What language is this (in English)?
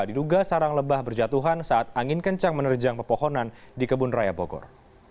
Indonesian